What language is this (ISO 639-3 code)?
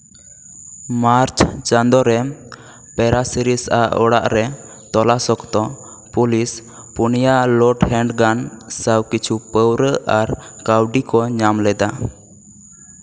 sat